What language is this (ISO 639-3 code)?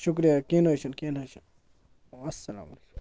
kas